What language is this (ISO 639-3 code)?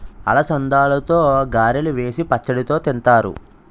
tel